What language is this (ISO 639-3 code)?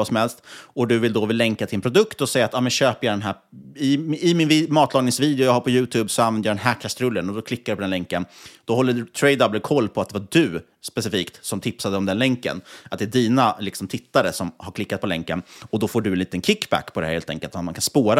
swe